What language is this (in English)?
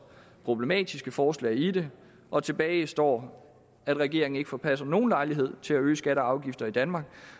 Danish